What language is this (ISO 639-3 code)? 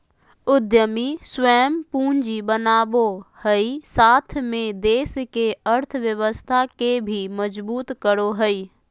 mag